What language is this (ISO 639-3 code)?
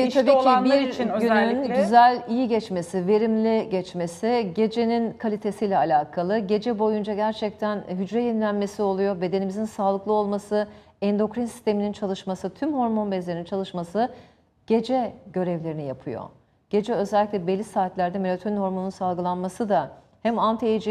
tur